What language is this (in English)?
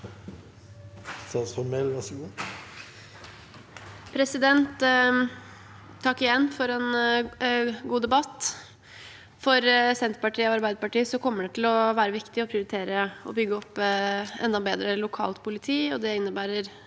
Norwegian